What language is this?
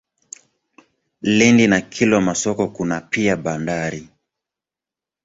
Swahili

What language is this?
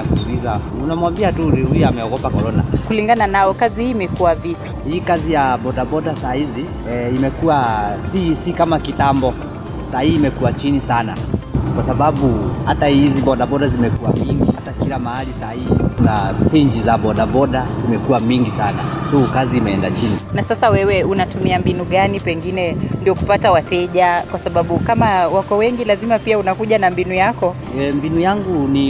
Swahili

